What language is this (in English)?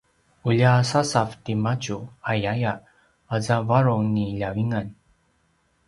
Paiwan